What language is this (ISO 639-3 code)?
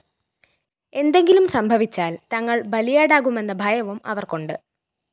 mal